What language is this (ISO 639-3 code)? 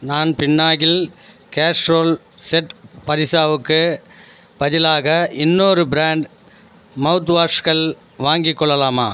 tam